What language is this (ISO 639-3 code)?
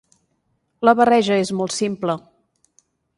cat